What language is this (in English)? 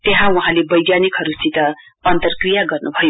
Nepali